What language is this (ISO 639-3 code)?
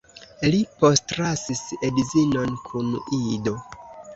epo